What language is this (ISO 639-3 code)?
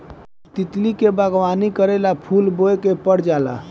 bho